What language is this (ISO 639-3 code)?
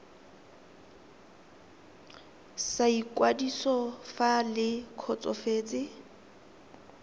tsn